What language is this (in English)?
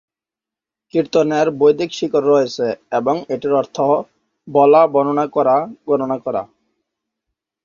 Bangla